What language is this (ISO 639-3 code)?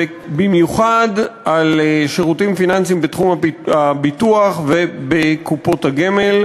heb